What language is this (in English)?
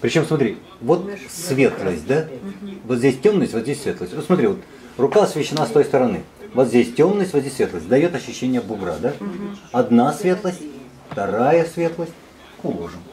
Russian